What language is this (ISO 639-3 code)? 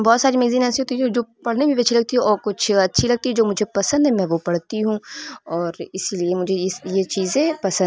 urd